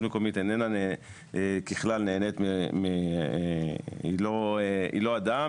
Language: Hebrew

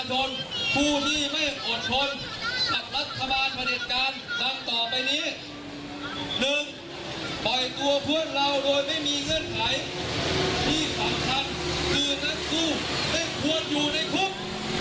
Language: Thai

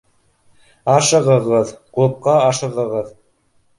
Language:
Bashkir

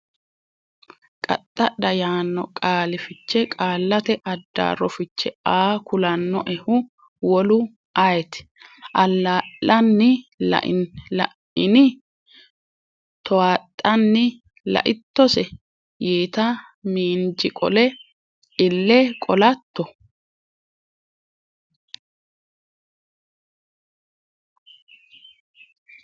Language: Sidamo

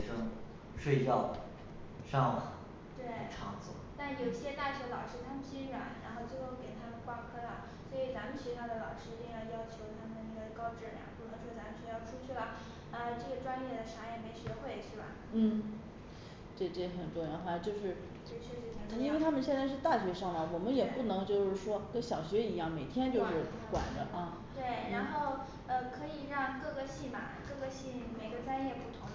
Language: Chinese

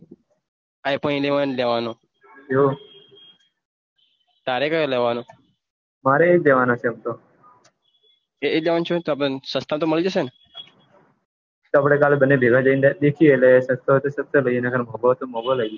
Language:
Gujarati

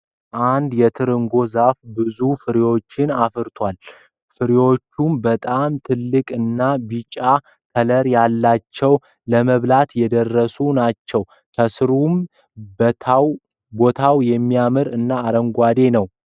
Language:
Amharic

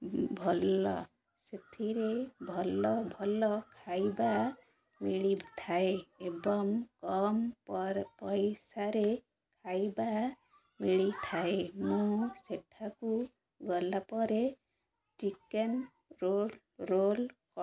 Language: Odia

